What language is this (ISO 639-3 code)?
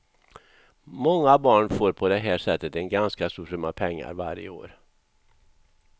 swe